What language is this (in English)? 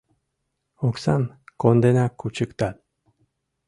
Mari